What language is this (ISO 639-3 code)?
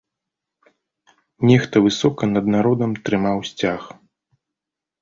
bel